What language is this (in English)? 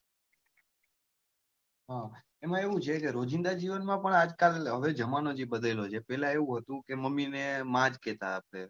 Gujarati